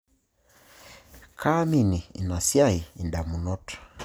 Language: Masai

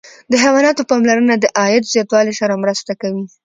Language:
Pashto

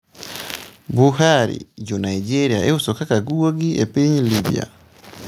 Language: Luo (Kenya and Tanzania)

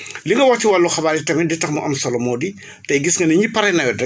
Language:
Wolof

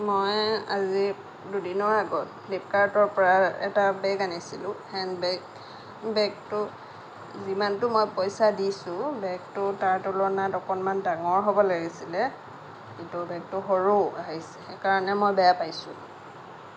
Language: Assamese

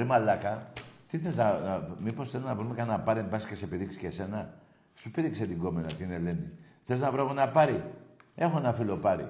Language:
Greek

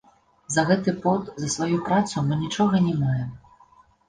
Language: Belarusian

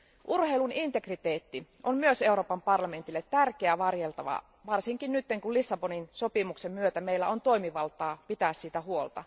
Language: Finnish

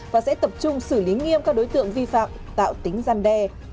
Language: Vietnamese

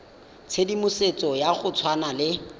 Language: Tswana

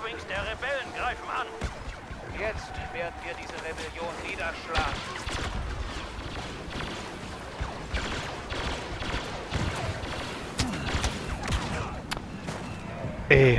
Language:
German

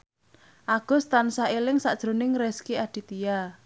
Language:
Javanese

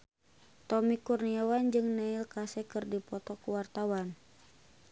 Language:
Sundanese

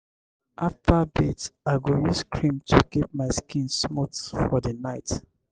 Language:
Nigerian Pidgin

